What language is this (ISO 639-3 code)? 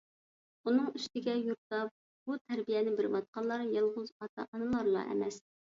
uig